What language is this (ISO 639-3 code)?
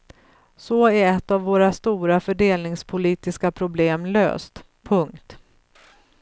swe